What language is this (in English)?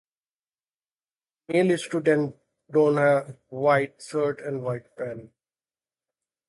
English